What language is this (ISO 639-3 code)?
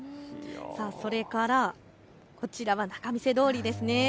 jpn